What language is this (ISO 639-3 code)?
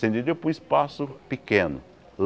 por